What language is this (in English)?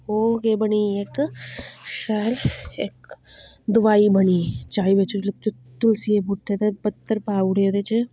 Dogri